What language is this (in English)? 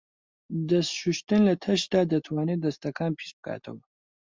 Central Kurdish